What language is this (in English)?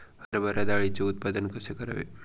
Marathi